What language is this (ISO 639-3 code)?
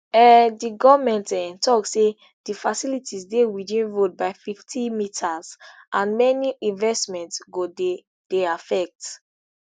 pcm